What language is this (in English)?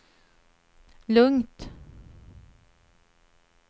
Swedish